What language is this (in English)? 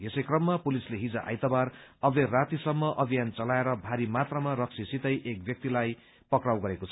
Nepali